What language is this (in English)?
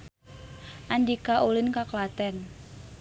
Sundanese